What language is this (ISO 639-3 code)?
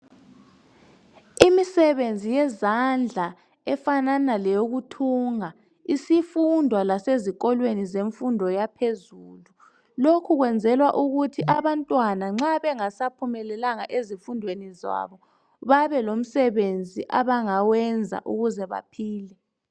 nde